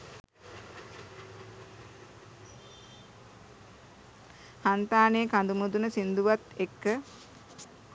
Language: Sinhala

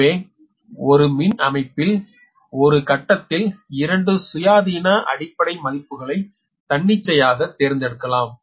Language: Tamil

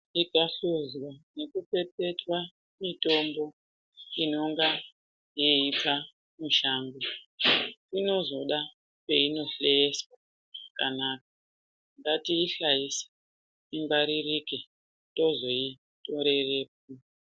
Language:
Ndau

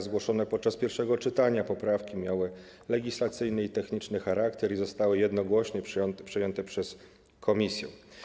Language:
Polish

